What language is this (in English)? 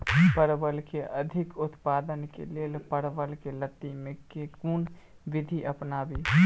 Maithili